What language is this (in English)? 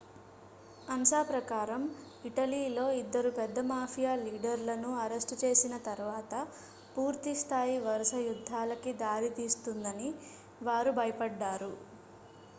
Telugu